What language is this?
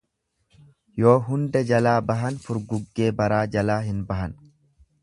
Oromo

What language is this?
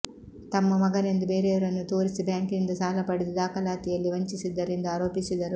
Kannada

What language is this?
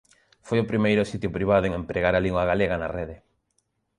Galician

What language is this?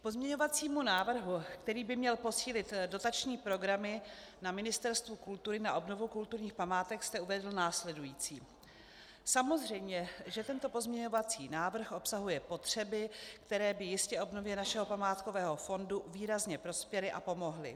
Czech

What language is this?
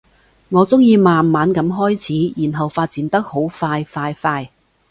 Cantonese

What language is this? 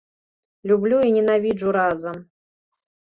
Belarusian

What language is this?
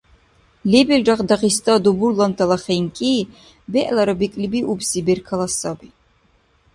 Dargwa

